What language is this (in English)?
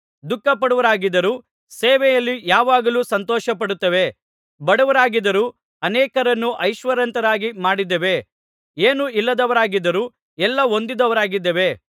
Kannada